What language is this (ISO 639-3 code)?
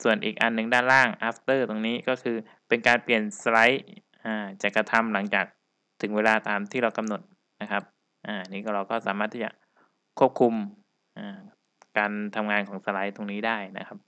tha